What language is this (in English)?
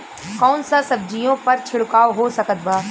Bhojpuri